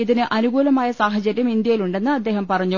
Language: Malayalam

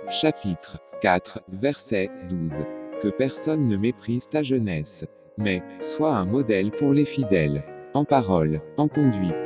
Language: French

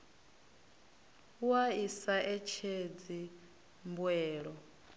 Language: Venda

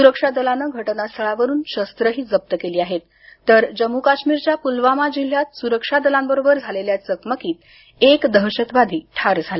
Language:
Marathi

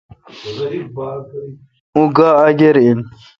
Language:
Kalkoti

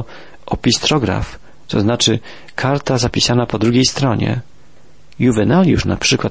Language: Polish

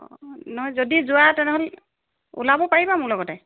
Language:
Assamese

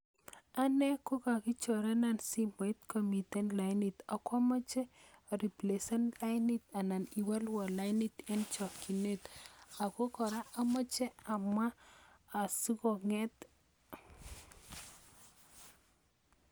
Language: Kalenjin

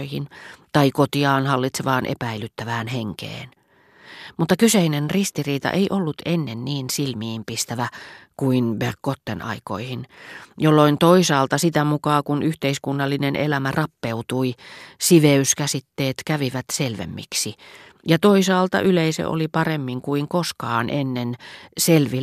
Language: Finnish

